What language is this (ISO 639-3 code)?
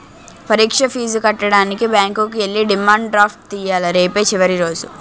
tel